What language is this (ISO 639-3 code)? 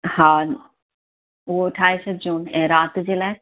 snd